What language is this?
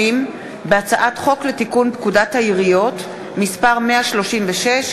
Hebrew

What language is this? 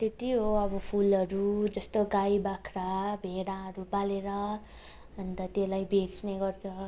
Nepali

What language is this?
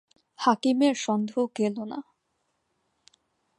Bangla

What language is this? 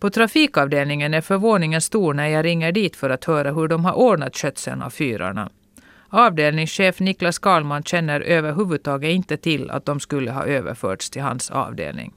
Swedish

